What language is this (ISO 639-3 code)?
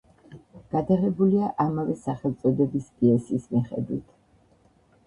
kat